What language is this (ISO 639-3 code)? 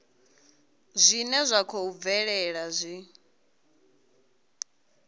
ven